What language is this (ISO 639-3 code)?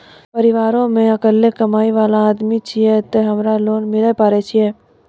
mai